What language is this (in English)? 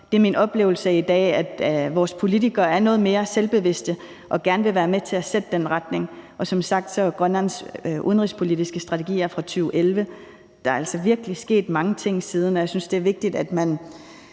Danish